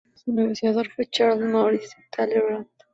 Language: Spanish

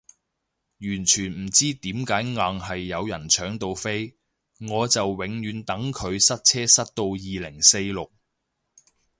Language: Cantonese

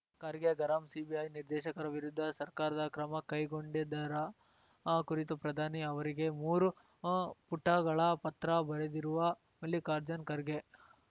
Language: Kannada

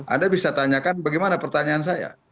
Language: Indonesian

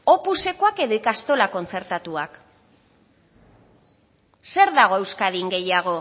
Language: Basque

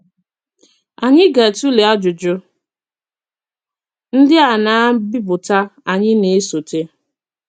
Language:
Igbo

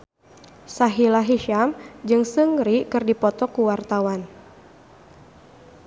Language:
Sundanese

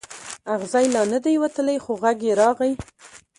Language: Pashto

